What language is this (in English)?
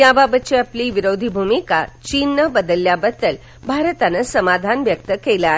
Marathi